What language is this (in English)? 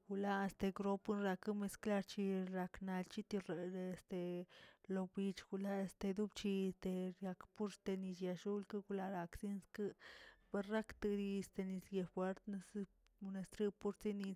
Tilquiapan Zapotec